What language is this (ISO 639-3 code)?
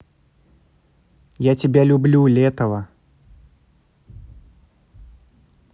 rus